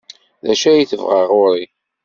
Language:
Kabyle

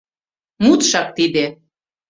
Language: Mari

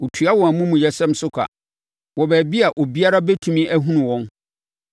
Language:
Akan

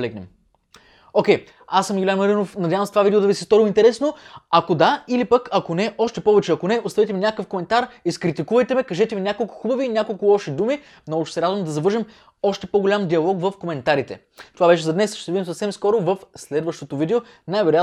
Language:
Bulgarian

